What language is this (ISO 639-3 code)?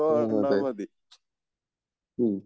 mal